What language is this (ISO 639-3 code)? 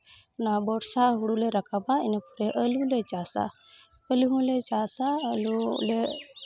sat